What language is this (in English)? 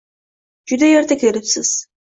Uzbek